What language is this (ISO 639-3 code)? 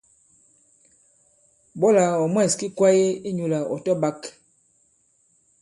abb